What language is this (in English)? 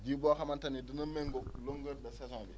Wolof